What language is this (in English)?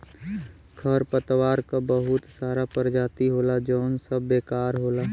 Bhojpuri